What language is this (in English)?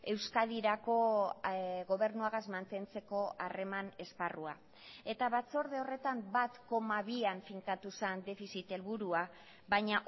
Basque